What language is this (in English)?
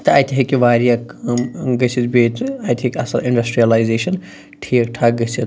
Kashmiri